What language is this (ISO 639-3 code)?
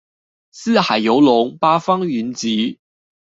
zho